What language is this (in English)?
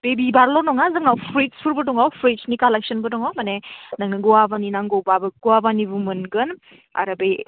Bodo